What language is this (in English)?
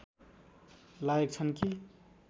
Nepali